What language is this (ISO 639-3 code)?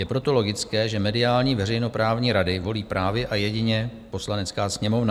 ces